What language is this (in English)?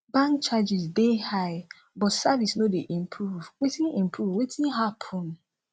Nigerian Pidgin